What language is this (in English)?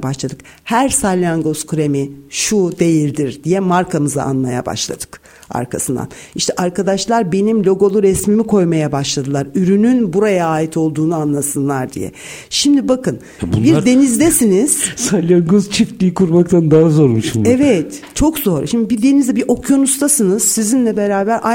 Turkish